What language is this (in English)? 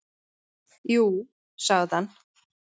Icelandic